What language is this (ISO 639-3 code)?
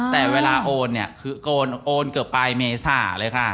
tha